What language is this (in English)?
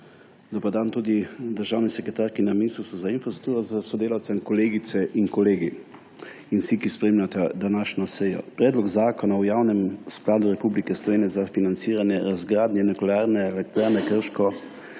Slovenian